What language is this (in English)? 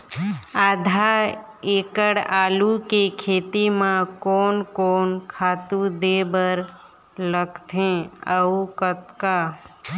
Chhattisgarhi